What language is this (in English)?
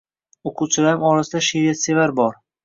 Uzbek